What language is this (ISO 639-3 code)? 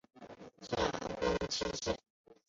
zho